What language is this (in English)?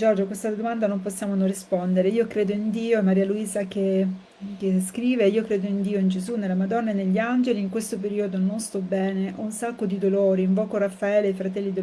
Italian